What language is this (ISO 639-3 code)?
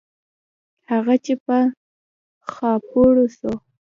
pus